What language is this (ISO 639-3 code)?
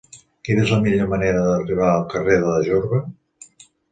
cat